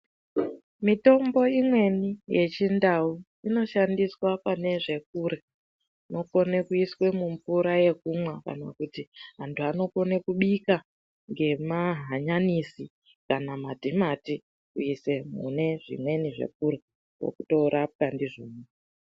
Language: Ndau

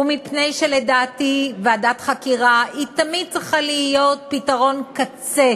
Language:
Hebrew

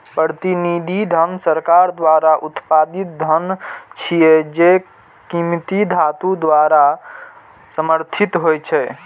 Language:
Maithili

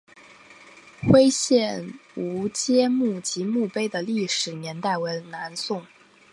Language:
Chinese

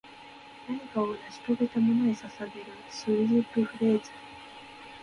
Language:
Japanese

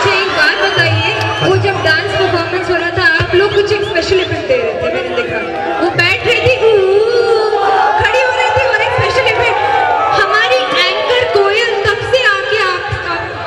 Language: Arabic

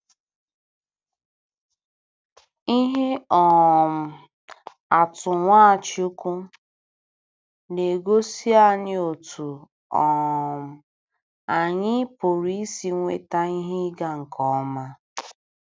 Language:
Igbo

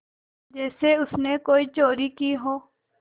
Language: Hindi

